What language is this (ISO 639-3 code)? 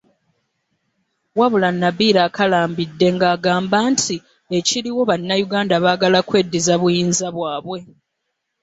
lug